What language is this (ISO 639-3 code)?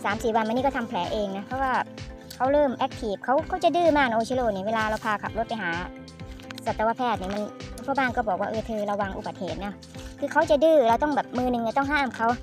tha